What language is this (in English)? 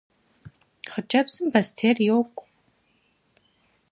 Kabardian